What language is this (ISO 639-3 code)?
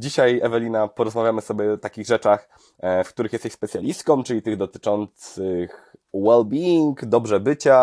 pol